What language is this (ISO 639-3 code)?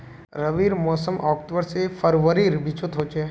mag